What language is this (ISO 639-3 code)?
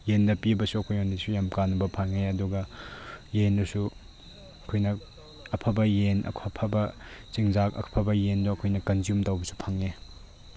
mni